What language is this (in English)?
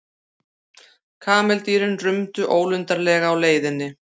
Icelandic